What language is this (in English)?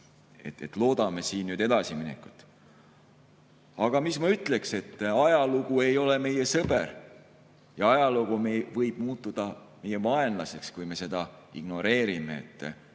Estonian